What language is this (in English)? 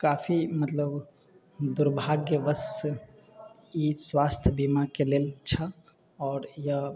Maithili